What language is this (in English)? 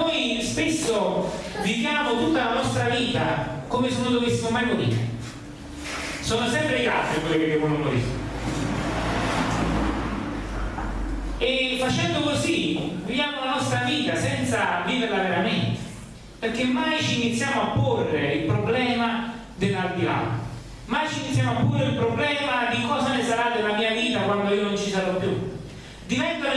Italian